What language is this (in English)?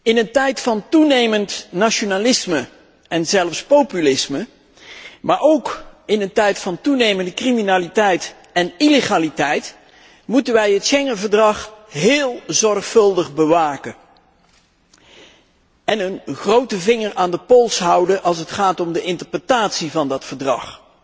Dutch